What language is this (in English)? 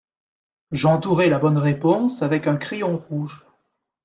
French